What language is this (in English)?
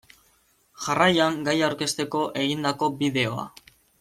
Basque